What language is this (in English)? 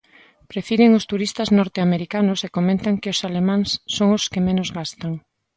Galician